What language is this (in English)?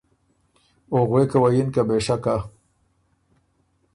Ormuri